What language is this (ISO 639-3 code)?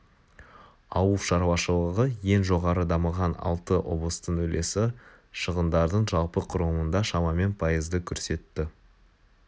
kaz